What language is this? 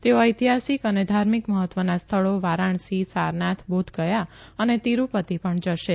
Gujarati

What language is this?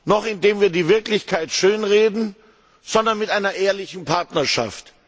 German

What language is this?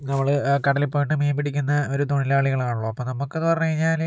Malayalam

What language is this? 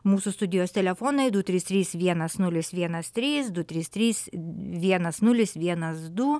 Lithuanian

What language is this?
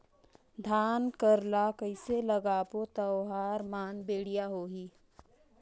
Chhattisgarhi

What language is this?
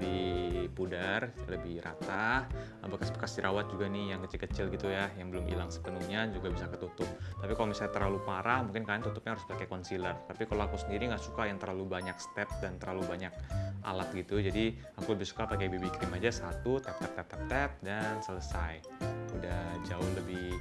Indonesian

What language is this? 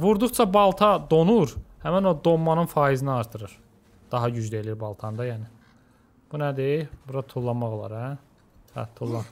Turkish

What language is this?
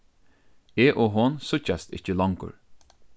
Faroese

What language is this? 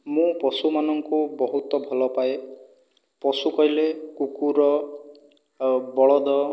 Odia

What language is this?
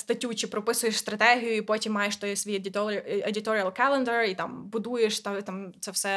Ukrainian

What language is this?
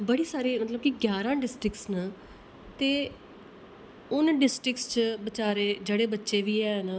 Dogri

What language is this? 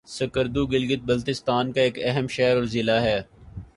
Urdu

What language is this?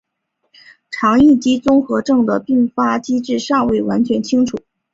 Chinese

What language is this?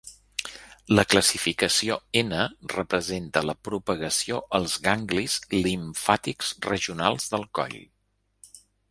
Catalan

